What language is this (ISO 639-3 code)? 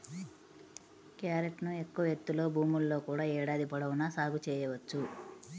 tel